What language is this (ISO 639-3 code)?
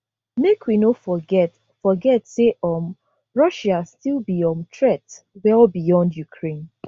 pcm